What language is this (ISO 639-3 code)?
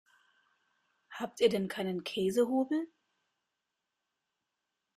deu